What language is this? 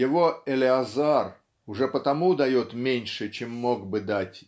Russian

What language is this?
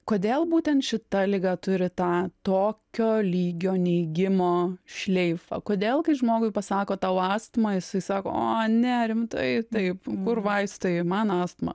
Lithuanian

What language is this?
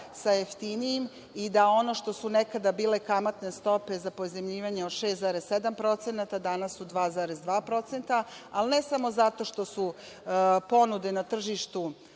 Serbian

